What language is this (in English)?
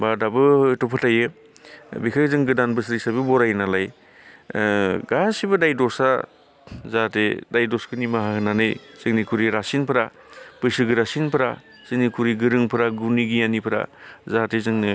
Bodo